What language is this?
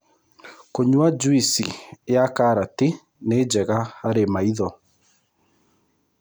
Kikuyu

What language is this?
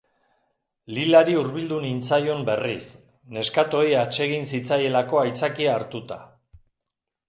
Basque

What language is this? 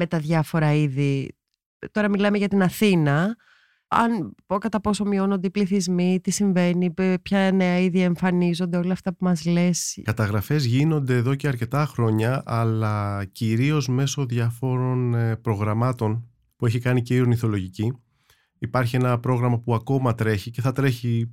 Greek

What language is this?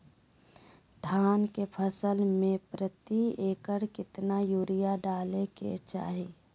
Magahi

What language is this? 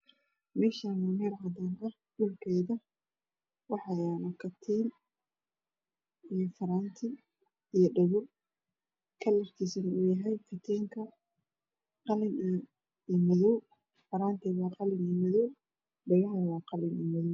Somali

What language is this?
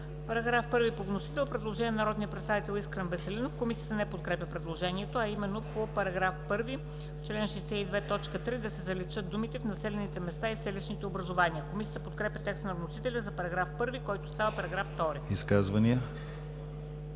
Bulgarian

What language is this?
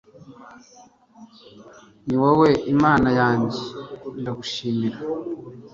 Kinyarwanda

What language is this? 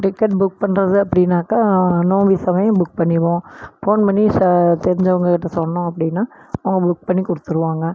Tamil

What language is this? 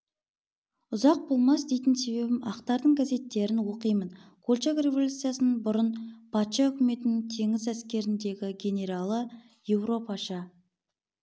Kazakh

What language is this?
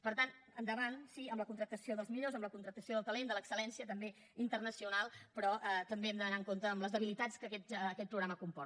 Catalan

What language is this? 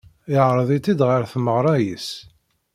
Kabyle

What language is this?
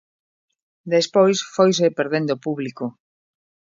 Galician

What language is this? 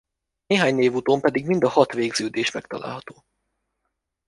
Hungarian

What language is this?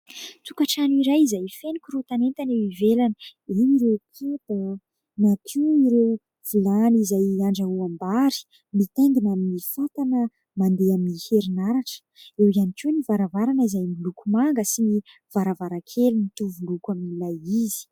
Malagasy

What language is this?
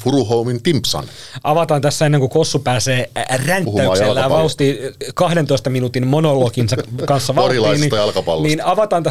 Finnish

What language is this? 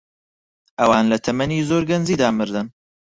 Central Kurdish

